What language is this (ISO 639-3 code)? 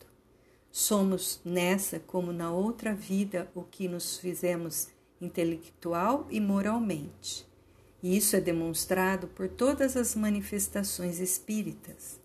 por